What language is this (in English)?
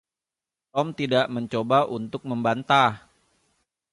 Indonesian